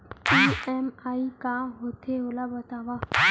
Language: Chhattisgarhi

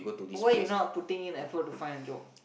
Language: English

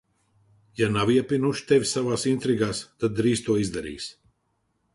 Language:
Latvian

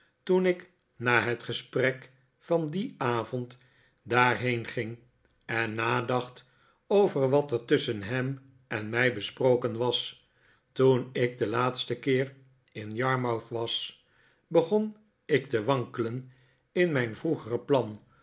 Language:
Dutch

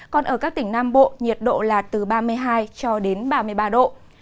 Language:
Vietnamese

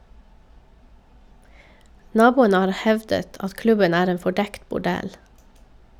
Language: Norwegian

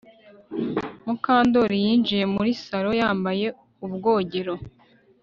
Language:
Kinyarwanda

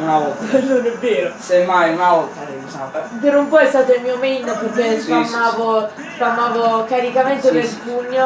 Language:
Italian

